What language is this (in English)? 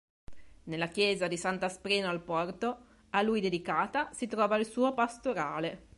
Italian